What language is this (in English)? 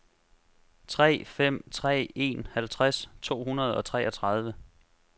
Danish